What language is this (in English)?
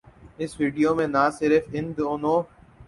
Urdu